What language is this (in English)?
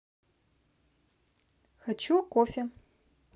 Russian